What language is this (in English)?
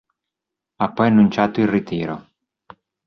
Italian